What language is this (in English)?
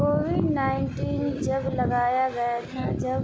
Urdu